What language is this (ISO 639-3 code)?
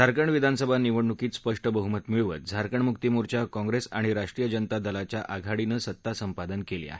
mar